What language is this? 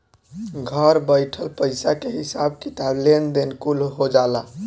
Bhojpuri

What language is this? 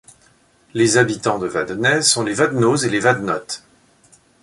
French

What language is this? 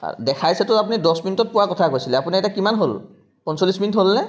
Assamese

